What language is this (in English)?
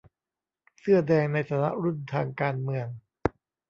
Thai